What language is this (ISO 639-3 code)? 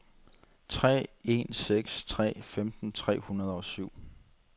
dan